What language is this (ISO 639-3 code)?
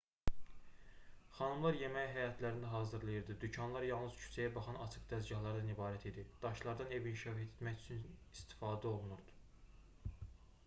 aze